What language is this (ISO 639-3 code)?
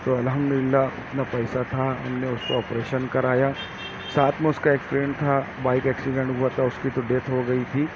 urd